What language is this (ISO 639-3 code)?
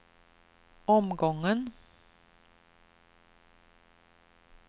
swe